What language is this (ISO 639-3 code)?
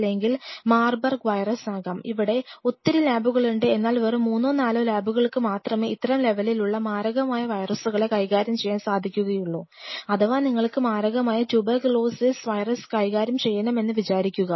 mal